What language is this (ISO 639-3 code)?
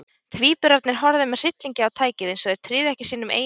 isl